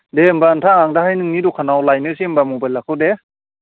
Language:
Bodo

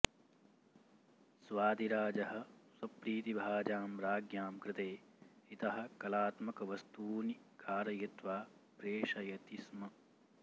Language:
Sanskrit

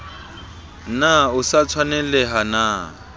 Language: Southern Sotho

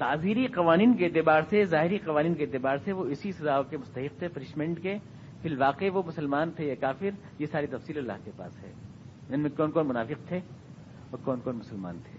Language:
Urdu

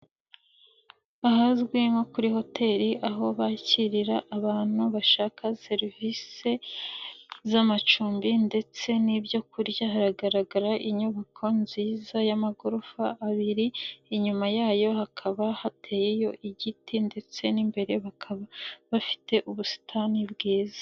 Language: Kinyarwanda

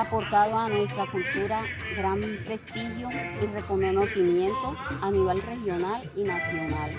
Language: Spanish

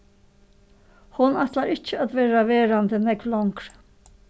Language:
Faroese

